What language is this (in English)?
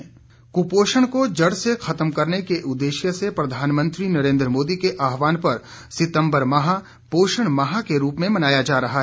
Hindi